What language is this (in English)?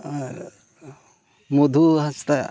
Santali